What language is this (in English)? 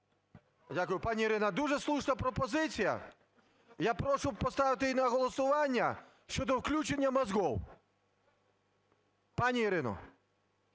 Ukrainian